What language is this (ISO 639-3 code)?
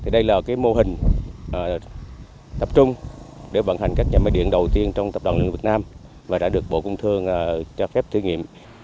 vie